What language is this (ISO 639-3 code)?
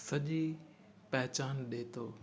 snd